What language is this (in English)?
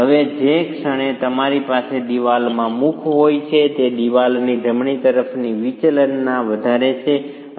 Gujarati